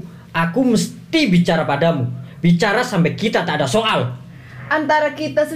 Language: Indonesian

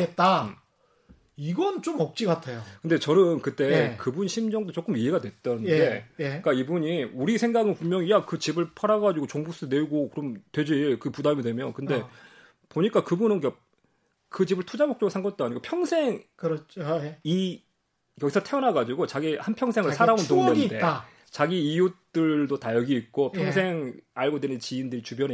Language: Korean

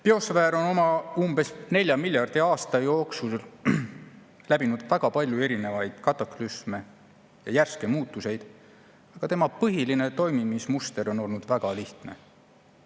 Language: Estonian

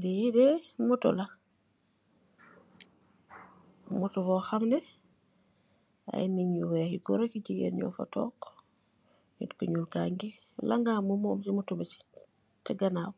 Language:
Wolof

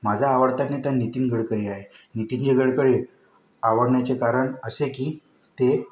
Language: Marathi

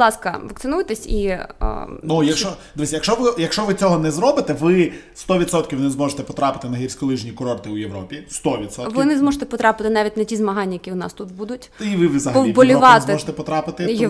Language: Ukrainian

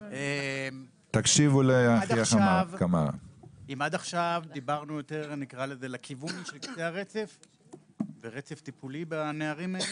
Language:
Hebrew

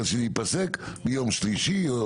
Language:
Hebrew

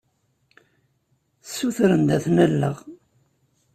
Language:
Kabyle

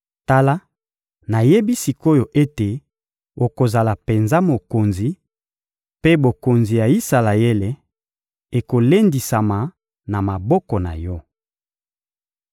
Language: Lingala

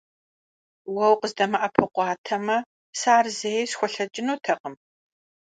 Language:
Kabardian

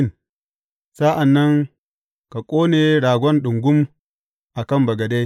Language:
Hausa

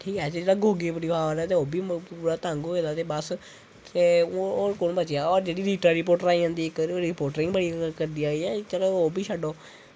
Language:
Dogri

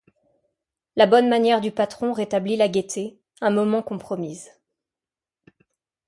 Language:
French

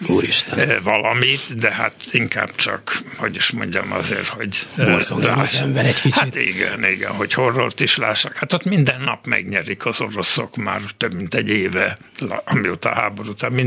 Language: Hungarian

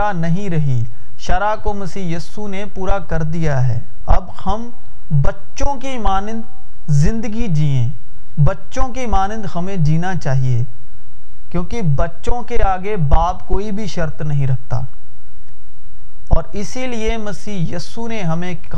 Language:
Urdu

